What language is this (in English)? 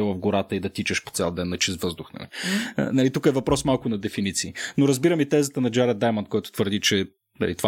Bulgarian